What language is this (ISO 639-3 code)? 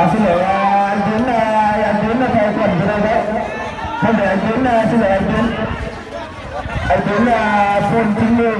vie